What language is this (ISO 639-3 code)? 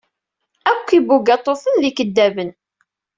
kab